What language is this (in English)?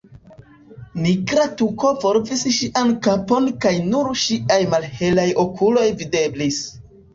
Esperanto